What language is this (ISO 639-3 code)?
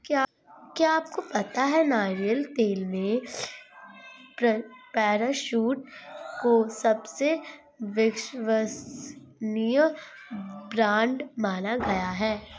hin